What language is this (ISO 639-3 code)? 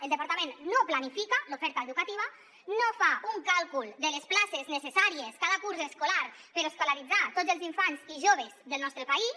cat